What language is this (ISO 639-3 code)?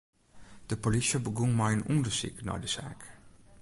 fry